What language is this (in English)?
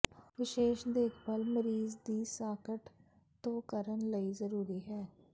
Punjabi